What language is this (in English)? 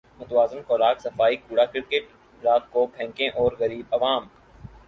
Urdu